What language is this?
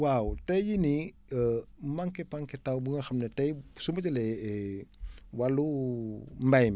Wolof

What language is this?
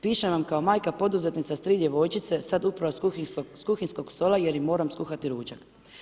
Croatian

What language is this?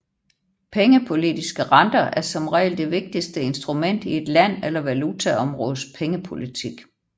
Danish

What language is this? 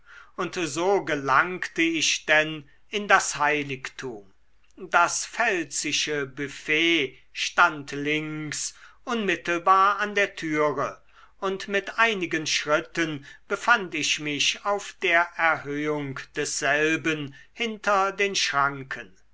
German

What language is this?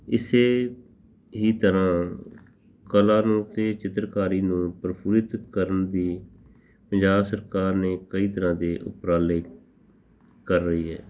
Punjabi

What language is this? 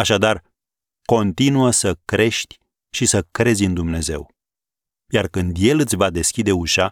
Romanian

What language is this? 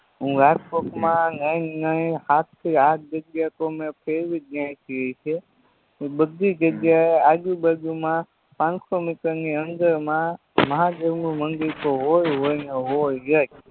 Gujarati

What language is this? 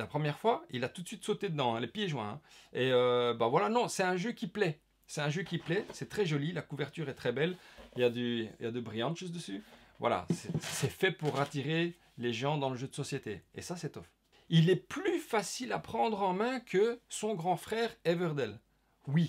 French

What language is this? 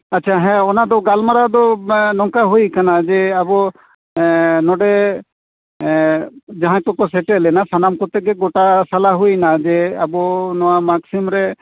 Santali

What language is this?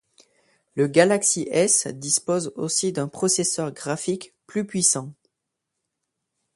French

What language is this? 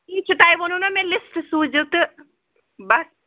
Kashmiri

